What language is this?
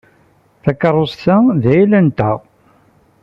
Kabyle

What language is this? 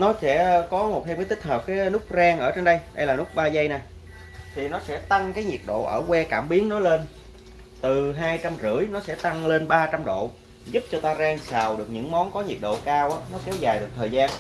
Vietnamese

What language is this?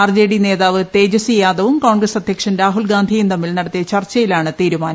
Malayalam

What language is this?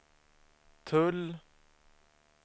Swedish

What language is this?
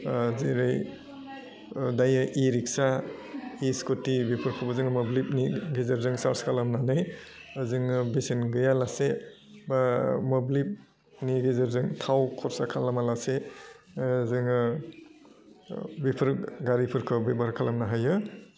Bodo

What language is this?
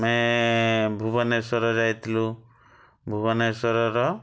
Odia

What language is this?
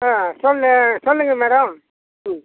Tamil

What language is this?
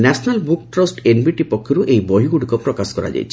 Odia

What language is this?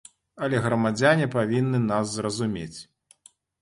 Belarusian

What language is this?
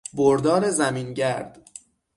Persian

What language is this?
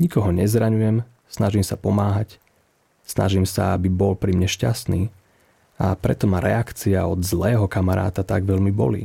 Slovak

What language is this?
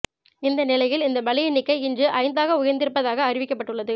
Tamil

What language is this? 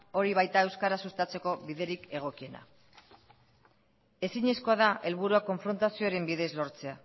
Basque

